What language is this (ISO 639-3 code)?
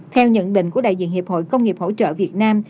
vie